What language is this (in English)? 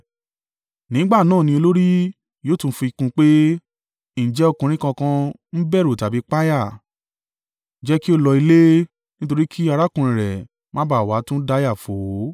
Yoruba